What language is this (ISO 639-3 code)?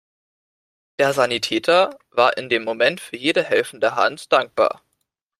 deu